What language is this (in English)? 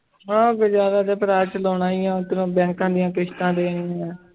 Punjabi